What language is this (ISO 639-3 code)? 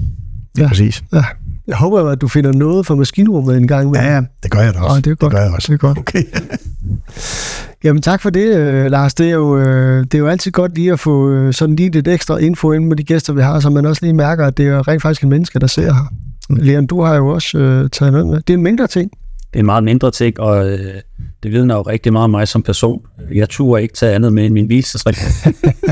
dan